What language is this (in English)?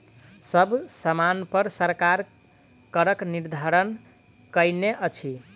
Maithili